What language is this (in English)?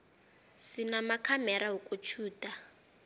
South Ndebele